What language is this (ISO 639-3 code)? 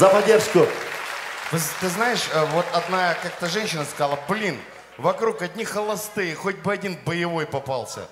rus